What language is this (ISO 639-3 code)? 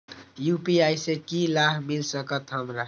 mai